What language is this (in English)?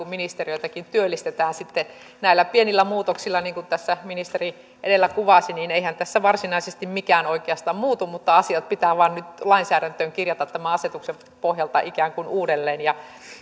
Finnish